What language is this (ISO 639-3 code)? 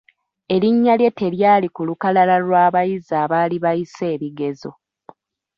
lug